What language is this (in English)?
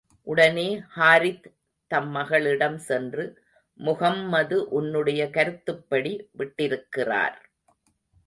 Tamil